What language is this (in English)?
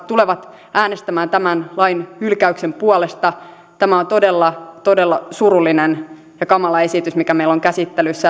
Finnish